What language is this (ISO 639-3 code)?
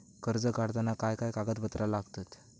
mar